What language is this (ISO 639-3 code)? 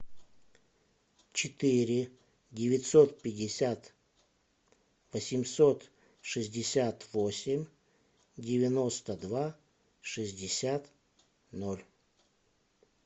rus